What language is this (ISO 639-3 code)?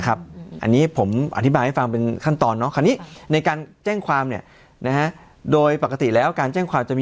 tha